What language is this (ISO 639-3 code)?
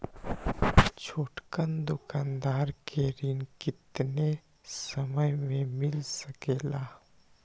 mag